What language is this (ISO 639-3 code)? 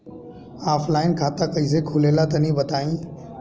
bho